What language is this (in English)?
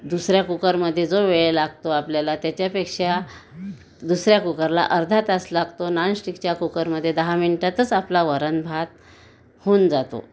Marathi